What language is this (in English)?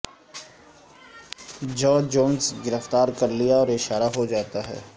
Urdu